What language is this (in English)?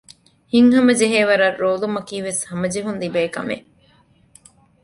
Divehi